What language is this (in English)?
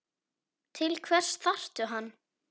Icelandic